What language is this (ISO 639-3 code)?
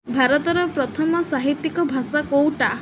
ori